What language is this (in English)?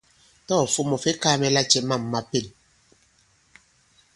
Bankon